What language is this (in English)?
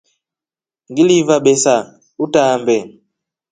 Rombo